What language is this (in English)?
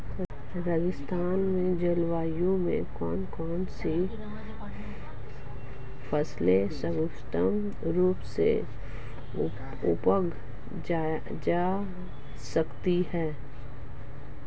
Hindi